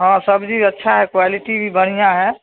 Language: Maithili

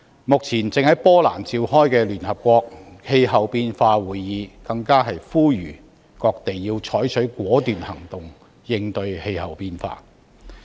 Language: Cantonese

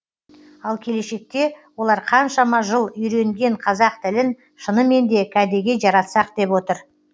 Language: Kazakh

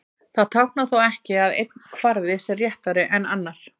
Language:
Icelandic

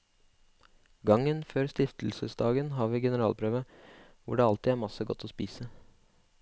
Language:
Norwegian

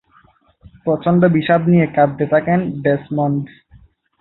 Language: Bangla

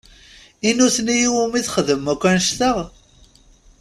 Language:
Kabyle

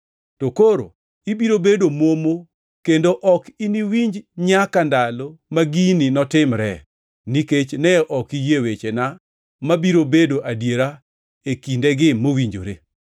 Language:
Luo (Kenya and Tanzania)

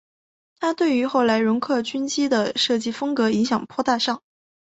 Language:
Chinese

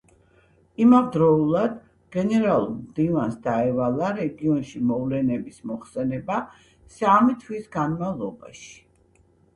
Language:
Georgian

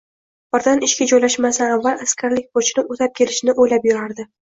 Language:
Uzbek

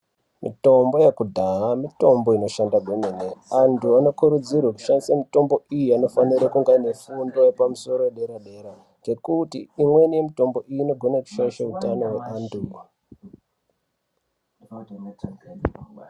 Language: Ndau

